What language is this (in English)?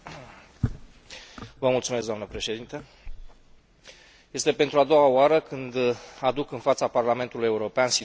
Romanian